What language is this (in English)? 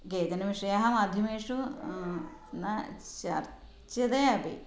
Sanskrit